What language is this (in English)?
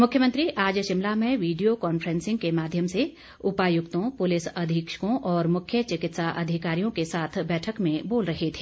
Hindi